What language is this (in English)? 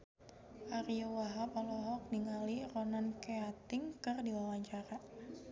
Sundanese